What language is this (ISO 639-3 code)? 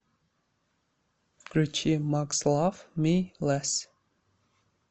rus